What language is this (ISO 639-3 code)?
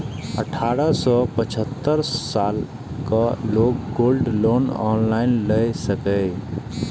mai